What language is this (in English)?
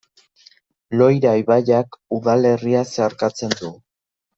Basque